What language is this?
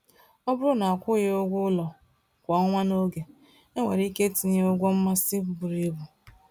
Igbo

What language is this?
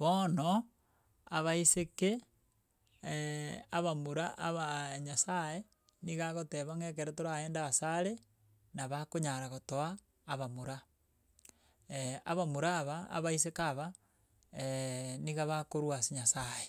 Gusii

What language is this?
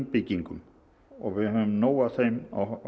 Icelandic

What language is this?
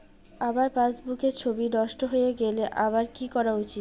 Bangla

